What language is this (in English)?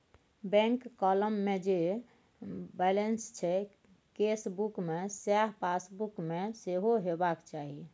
Maithili